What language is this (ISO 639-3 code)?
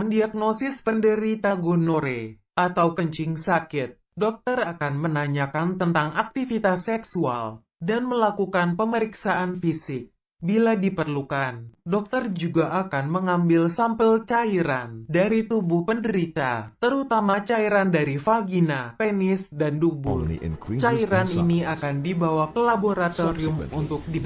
ind